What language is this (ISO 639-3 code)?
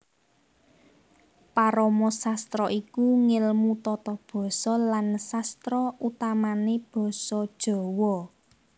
jav